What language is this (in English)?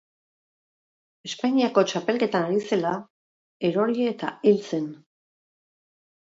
Basque